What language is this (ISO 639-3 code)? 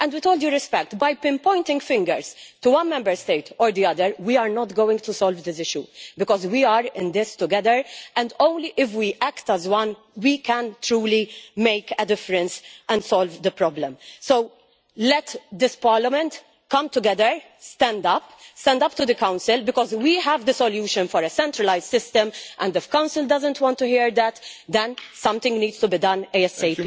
eng